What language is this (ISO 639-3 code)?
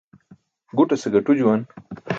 bsk